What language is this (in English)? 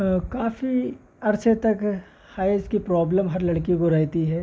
Urdu